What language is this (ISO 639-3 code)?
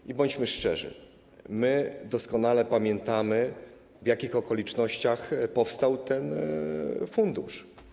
pol